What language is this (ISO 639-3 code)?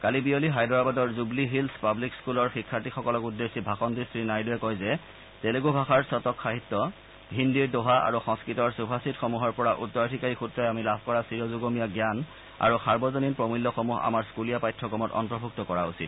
asm